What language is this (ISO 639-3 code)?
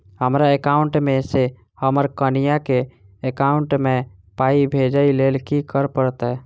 mai